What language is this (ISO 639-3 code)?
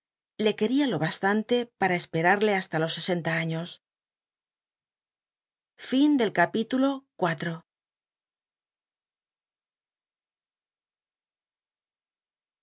spa